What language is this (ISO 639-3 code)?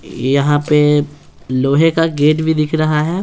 hin